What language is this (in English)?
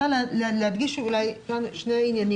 Hebrew